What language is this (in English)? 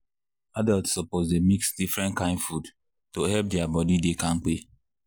Nigerian Pidgin